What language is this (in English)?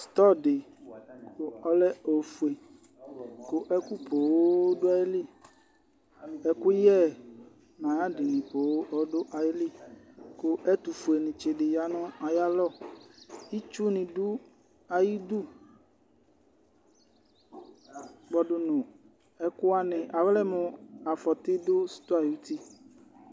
Ikposo